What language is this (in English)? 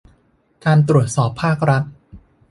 Thai